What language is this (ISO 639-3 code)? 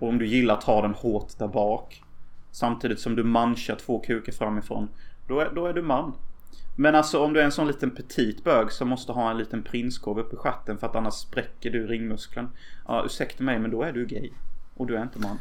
swe